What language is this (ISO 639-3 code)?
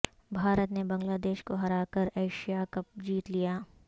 urd